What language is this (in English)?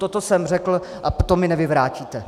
Czech